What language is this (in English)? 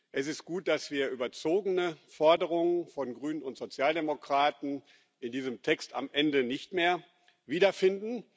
German